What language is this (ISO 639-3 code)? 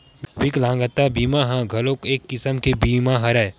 hne